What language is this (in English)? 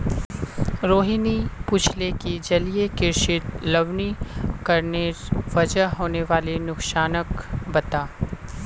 Magahi